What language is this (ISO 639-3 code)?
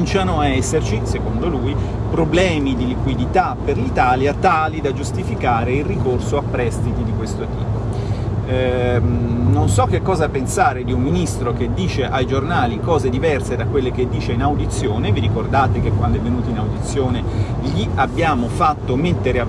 ita